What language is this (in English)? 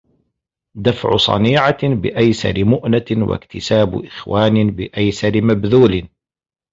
Arabic